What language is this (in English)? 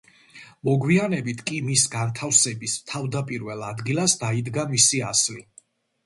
Georgian